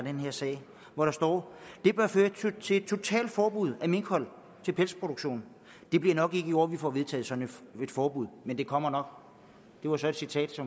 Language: Danish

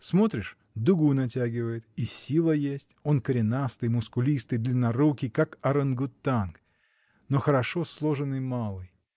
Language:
Russian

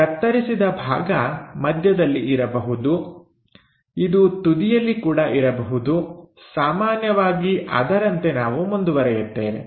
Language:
Kannada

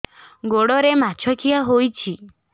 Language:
Odia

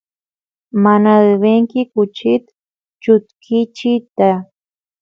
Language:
Santiago del Estero Quichua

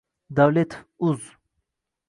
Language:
Uzbek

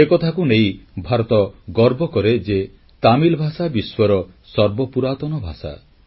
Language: Odia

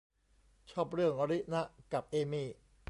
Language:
Thai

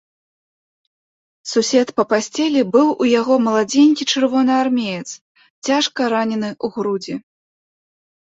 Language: Belarusian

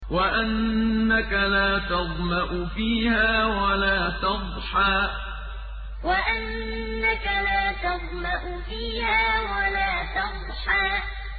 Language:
Arabic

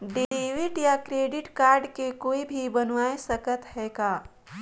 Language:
Chhattisgarhi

